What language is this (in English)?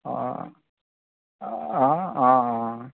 Assamese